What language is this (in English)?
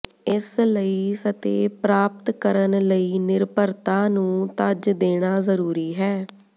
Punjabi